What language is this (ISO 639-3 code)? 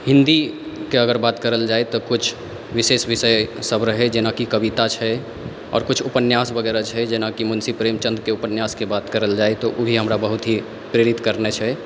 mai